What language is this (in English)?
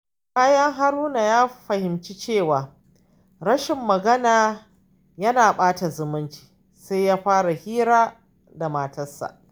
Hausa